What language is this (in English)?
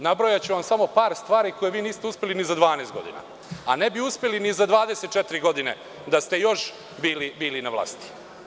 Serbian